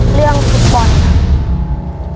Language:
Thai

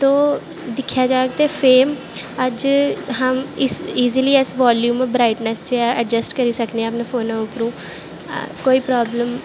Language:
Dogri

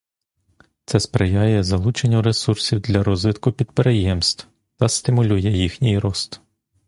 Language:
Ukrainian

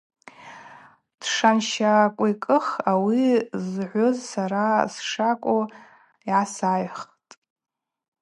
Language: Abaza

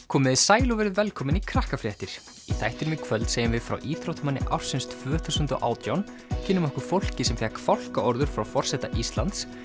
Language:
Icelandic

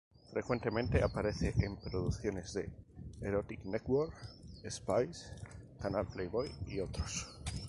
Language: Spanish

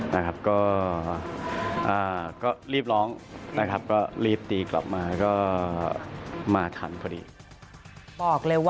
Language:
Thai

